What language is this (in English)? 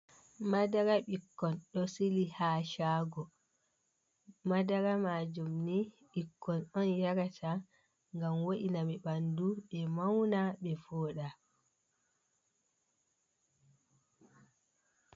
Fula